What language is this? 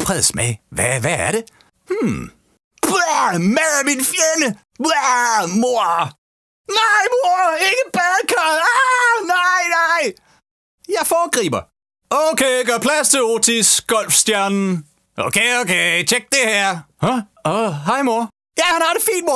Danish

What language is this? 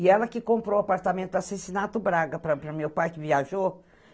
Portuguese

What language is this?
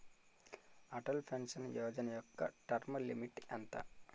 Telugu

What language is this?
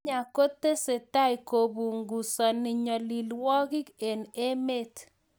Kalenjin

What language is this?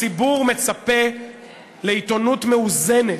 Hebrew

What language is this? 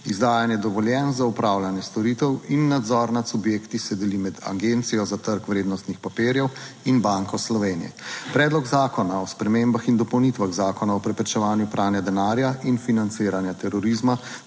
Slovenian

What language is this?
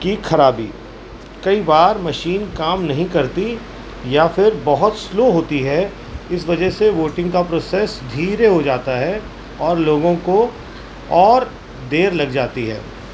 Urdu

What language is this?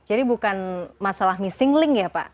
Indonesian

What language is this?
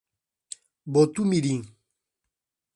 Portuguese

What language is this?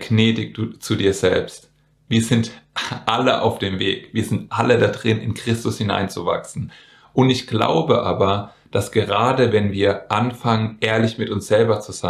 German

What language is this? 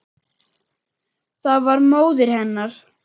Icelandic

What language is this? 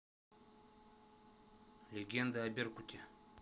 Russian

